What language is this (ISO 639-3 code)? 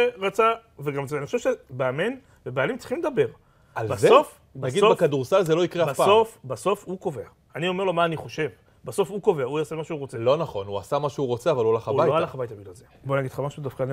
heb